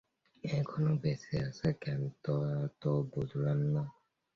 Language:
Bangla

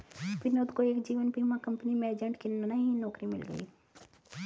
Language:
Hindi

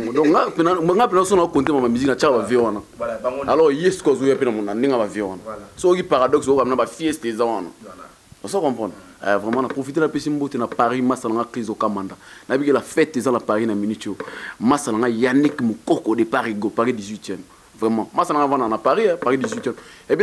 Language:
French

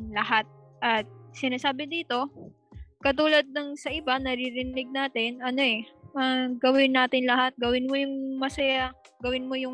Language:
Filipino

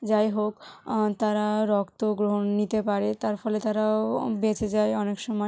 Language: Bangla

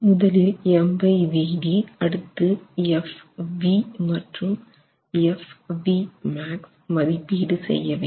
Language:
Tamil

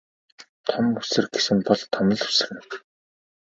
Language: Mongolian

